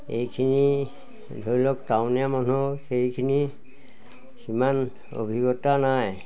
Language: Assamese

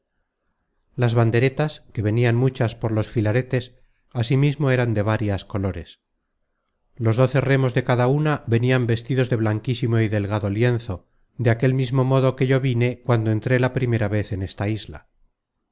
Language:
Spanish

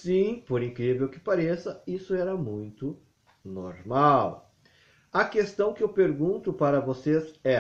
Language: Portuguese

